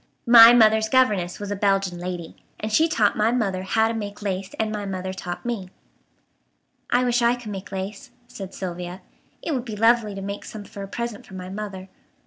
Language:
English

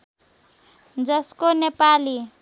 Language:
Nepali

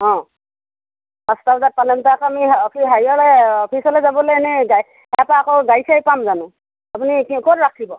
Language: Assamese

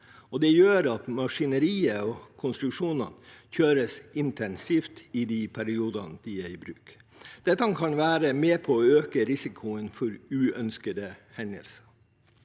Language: Norwegian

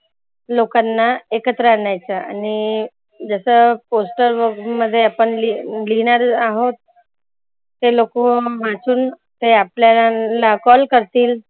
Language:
Marathi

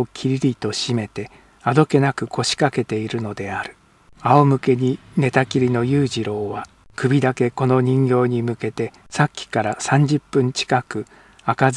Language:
Japanese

